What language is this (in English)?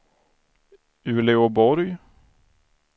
Swedish